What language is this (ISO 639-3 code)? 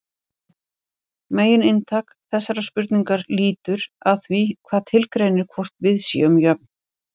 isl